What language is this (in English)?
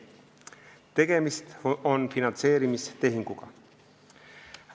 Estonian